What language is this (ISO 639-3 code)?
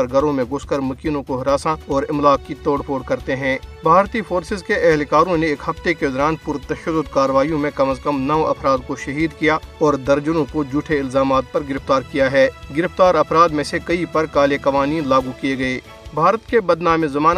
urd